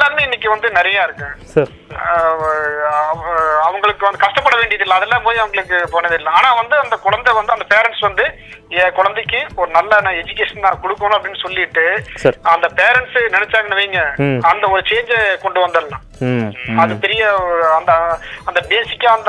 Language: Tamil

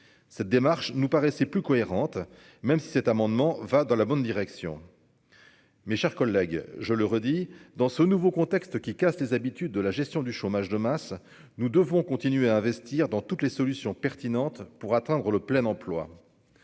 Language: French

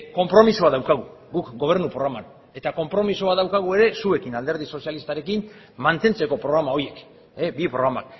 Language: Basque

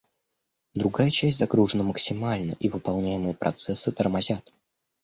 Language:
Russian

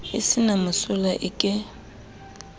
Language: Southern Sotho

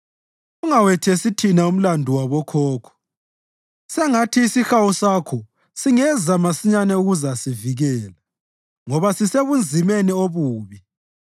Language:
North Ndebele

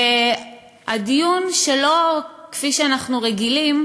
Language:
Hebrew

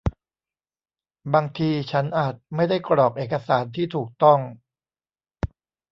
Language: Thai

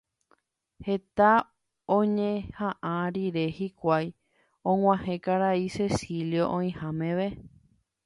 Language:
Guarani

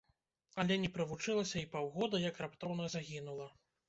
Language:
Belarusian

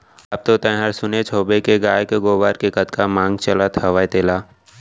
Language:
Chhattisgarhi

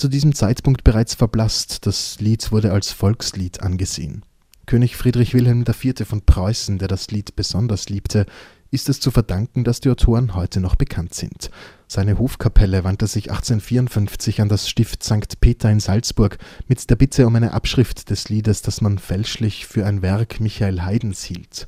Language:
German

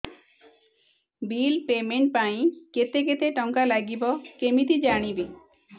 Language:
Odia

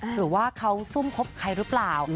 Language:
Thai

